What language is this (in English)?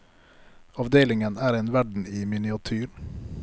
Norwegian